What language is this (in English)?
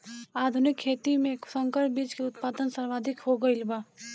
Bhojpuri